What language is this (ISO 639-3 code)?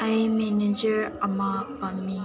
mni